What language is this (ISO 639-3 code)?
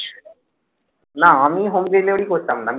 ben